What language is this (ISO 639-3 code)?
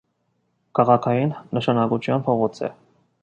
hye